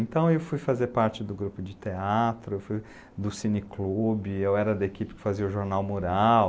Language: Portuguese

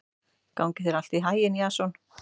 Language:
Icelandic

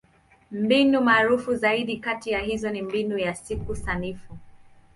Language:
Swahili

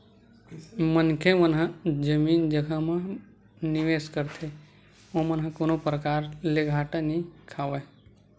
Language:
Chhattisgarhi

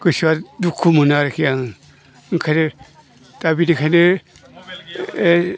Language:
Bodo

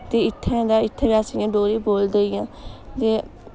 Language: Dogri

